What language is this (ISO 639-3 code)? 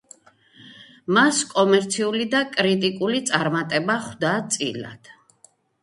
kat